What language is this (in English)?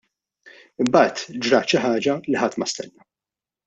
Maltese